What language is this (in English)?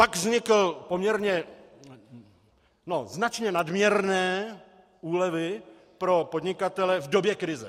Czech